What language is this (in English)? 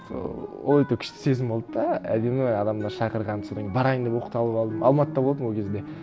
Kazakh